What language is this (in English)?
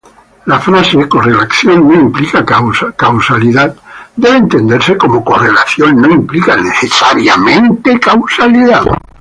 Spanish